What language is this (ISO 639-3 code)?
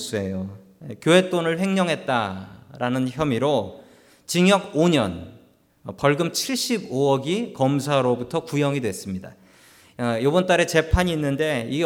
kor